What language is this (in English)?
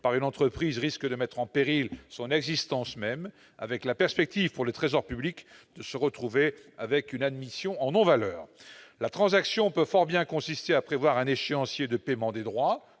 French